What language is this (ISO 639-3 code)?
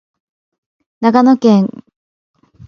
jpn